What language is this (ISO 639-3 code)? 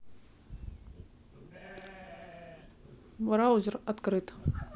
rus